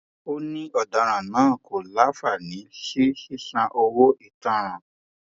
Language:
Yoruba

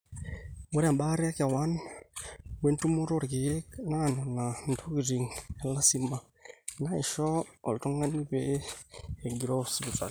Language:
Masai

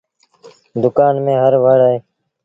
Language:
Sindhi Bhil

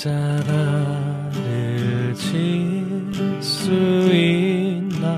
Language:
Korean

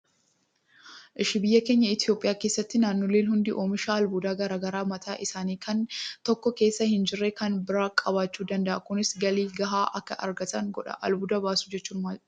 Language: Oromo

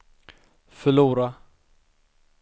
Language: Swedish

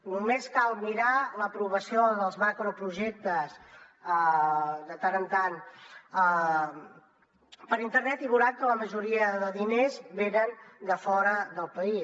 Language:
Catalan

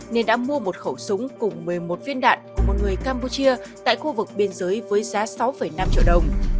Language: Vietnamese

